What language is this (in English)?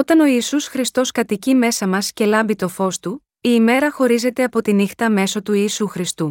Greek